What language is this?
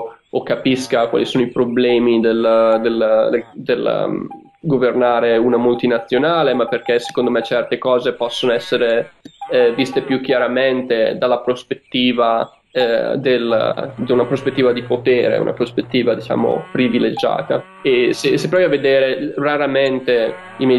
Italian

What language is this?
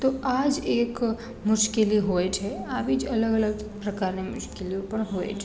Gujarati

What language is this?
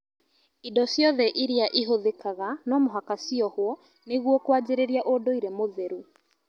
Kikuyu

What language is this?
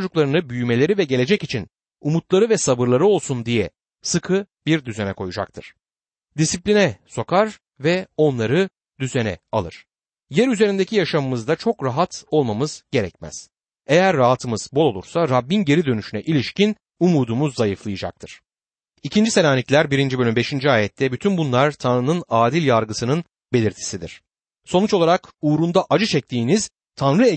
Turkish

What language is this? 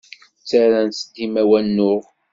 Kabyle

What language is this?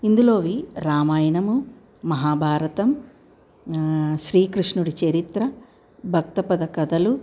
Telugu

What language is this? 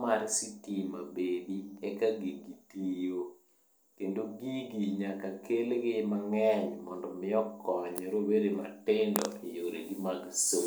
Luo (Kenya and Tanzania)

